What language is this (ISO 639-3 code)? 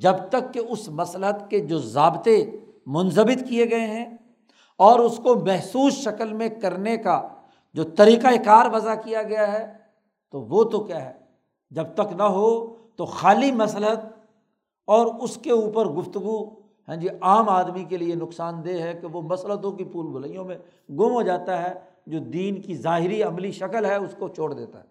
urd